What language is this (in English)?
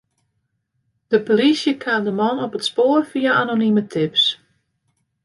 Western Frisian